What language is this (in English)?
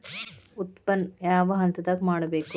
Kannada